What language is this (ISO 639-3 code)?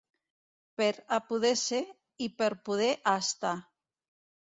cat